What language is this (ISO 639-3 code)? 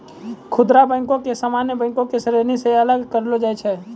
mai